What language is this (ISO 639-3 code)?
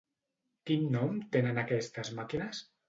cat